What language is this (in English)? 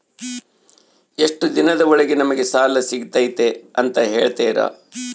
Kannada